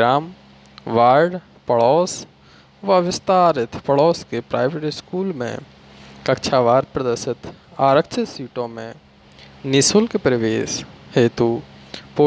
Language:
Hindi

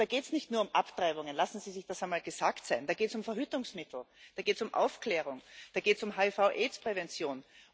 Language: German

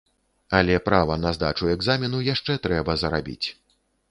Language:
Belarusian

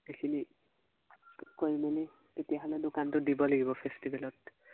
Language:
Assamese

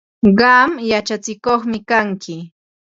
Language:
Ambo-Pasco Quechua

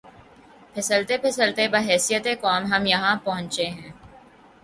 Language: Urdu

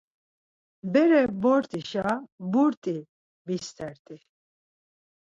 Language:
Laz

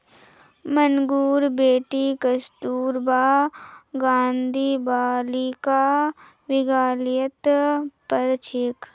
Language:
Magahi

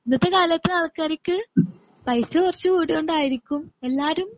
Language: Malayalam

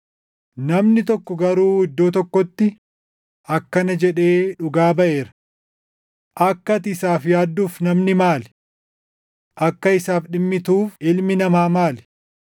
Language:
Oromo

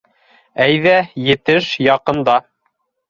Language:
Bashkir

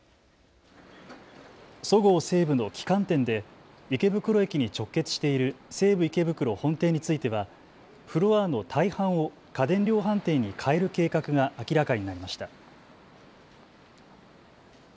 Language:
Japanese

